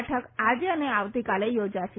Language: Gujarati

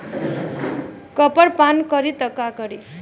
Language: Bhojpuri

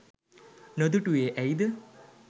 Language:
Sinhala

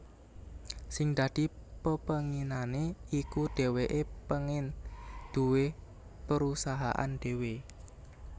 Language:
Javanese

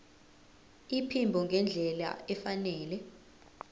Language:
Zulu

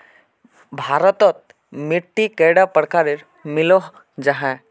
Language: Magahi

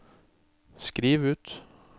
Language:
Norwegian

